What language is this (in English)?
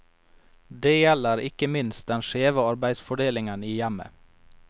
Norwegian